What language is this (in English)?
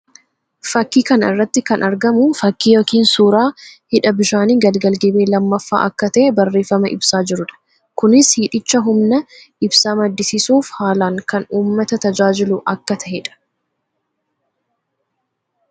Oromo